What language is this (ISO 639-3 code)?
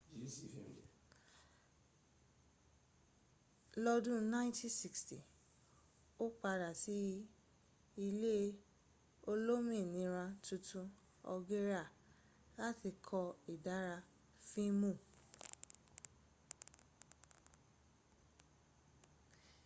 yor